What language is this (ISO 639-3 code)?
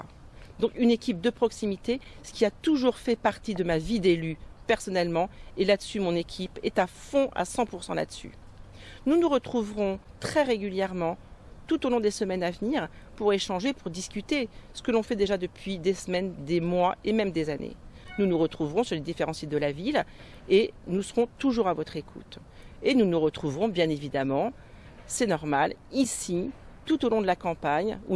fra